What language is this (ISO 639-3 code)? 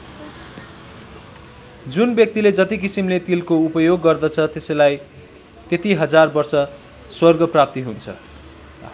nep